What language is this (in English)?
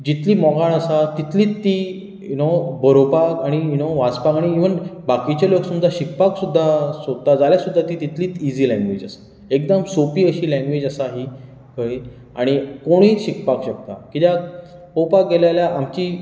Konkani